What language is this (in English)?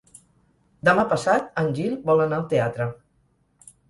Catalan